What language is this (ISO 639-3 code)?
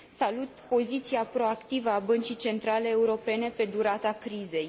ron